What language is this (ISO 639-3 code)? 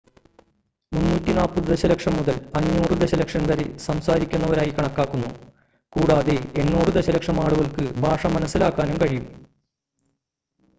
mal